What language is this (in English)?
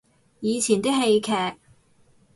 Cantonese